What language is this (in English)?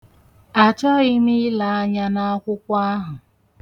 Igbo